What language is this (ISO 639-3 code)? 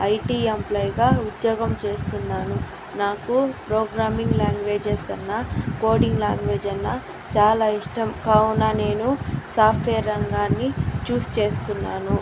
tel